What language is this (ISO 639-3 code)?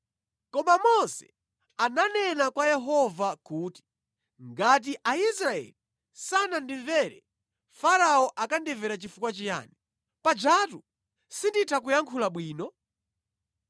nya